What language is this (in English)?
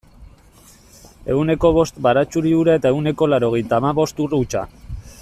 Basque